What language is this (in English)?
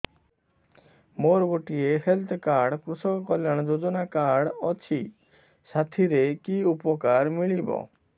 Odia